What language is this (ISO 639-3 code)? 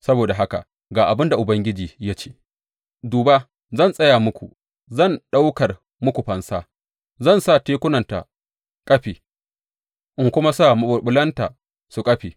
hau